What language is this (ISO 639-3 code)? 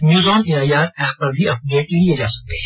hin